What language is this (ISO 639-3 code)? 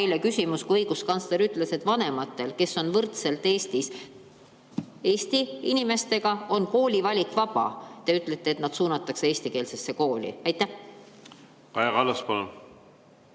est